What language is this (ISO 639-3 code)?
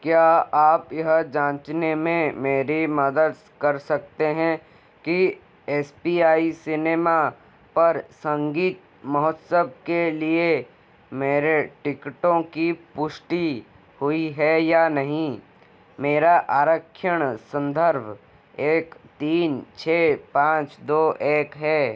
hin